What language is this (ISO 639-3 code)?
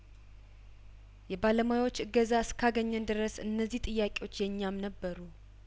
amh